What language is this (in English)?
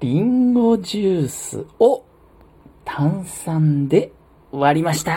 Japanese